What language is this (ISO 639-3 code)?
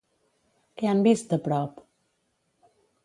cat